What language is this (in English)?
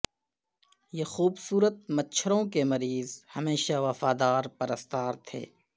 Urdu